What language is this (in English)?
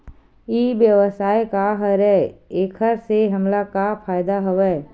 Chhattisgarhi